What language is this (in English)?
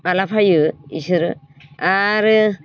Bodo